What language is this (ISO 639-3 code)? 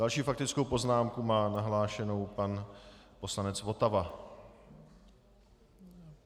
ces